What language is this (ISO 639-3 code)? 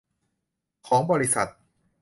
tha